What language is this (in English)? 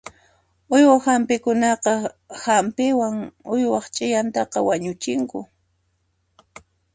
Puno Quechua